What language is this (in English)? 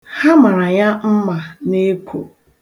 Igbo